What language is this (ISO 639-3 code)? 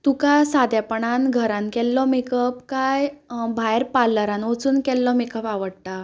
kok